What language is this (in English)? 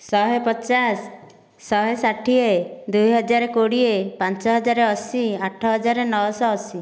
Odia